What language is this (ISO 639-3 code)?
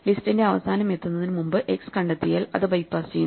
mal